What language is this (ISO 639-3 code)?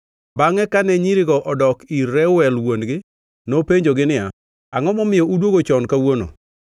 luo